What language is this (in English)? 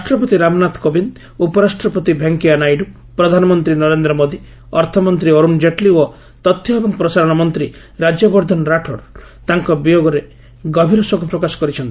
Odia